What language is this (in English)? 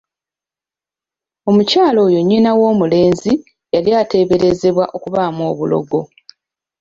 Ganda